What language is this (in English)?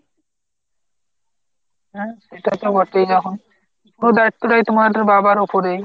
Bangla